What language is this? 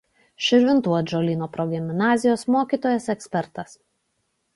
Lithuanian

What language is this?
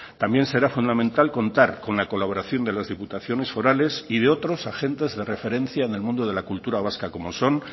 Spanish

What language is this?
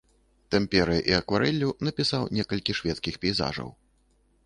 Belarusian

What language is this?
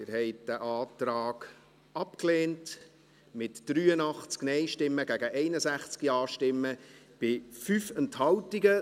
Swiss German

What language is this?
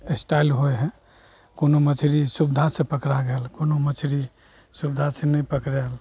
Maithili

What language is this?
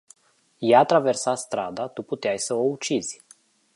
Romanian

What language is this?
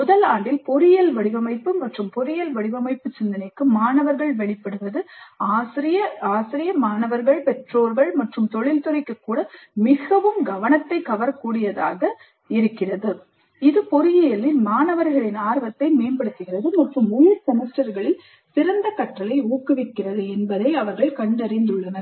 Tamil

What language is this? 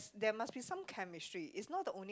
English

